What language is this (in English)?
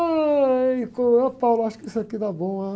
Portuguese